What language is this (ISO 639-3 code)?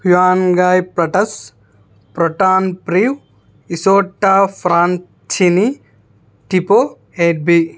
tel